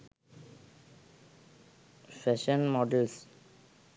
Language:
Sinhala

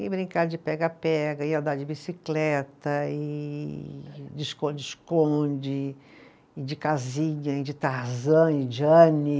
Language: Portuguese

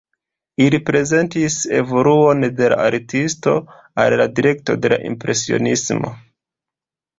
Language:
Esperanto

